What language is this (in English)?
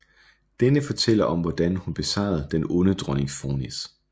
Danish